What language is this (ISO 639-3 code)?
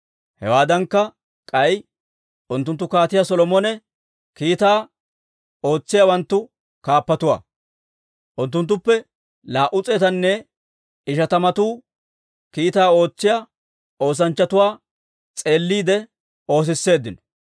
dwr